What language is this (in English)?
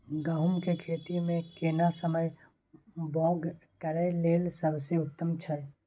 Maithili